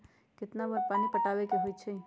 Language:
Magahi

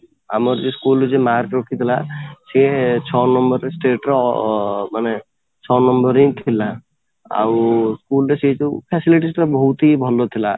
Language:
Odia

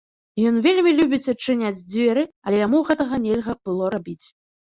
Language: Belarusian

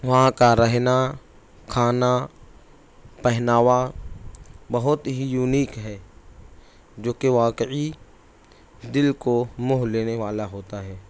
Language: Urdu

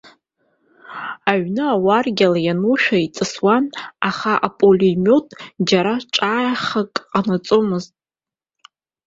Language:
Abkhazian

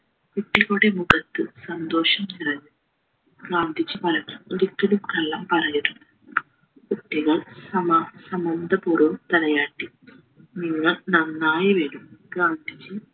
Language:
Malayalam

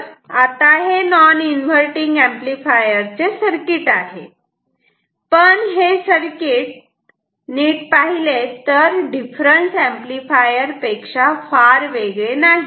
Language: Marathi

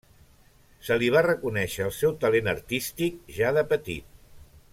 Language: Catalan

